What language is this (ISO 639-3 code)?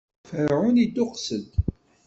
kab